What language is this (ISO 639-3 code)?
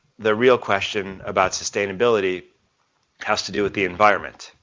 eng